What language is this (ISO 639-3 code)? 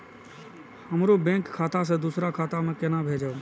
mai